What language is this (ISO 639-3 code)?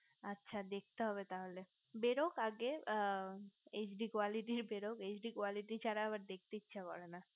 ben